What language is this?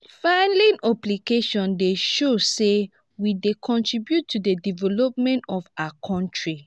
Nigerian Pidgin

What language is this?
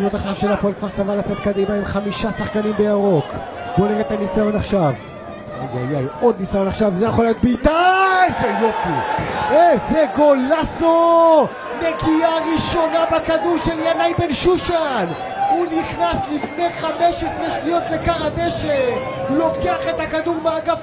Hebrew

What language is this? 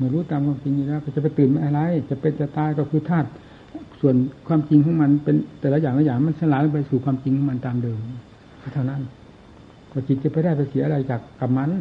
Thai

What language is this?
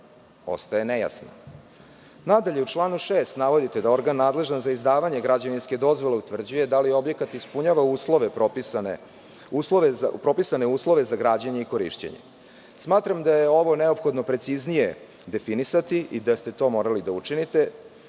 Serbian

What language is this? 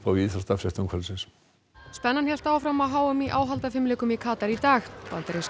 Icelandic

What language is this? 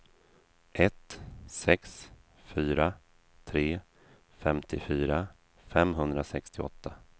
Swedish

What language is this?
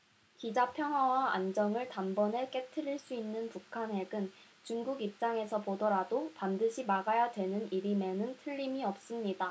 Korean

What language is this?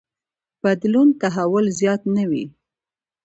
Pashto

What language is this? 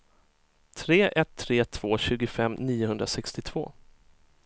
Swedish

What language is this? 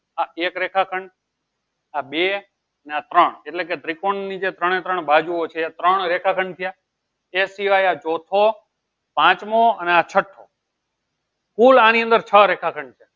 Gujarati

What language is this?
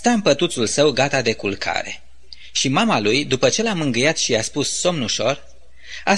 Romanian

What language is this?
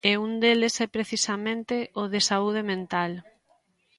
Galician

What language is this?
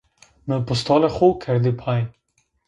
Zaza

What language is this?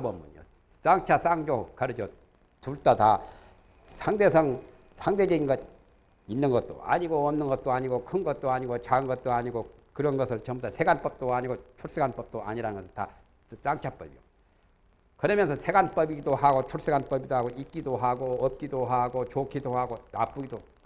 Korean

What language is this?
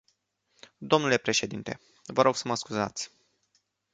Romanian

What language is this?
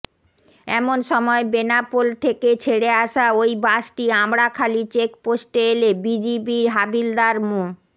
Bangla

